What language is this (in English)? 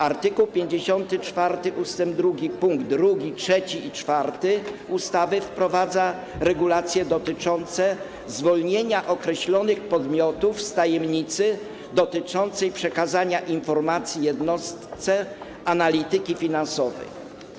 Polish